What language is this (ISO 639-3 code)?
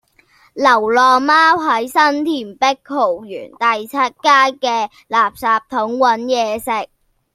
yue